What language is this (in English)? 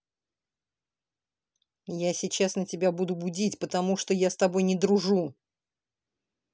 Russian